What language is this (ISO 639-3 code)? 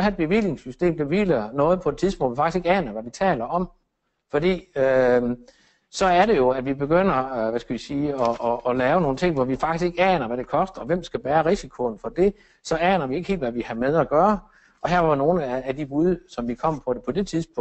dan